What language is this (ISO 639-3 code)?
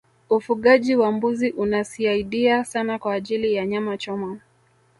swa